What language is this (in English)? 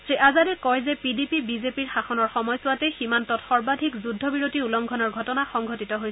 Assamese